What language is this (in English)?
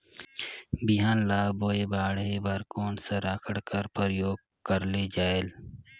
Chhattisgarhi